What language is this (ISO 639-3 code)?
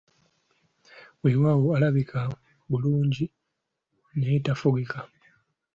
lug